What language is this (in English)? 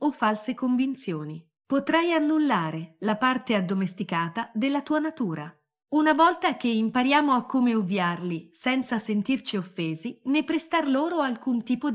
Italian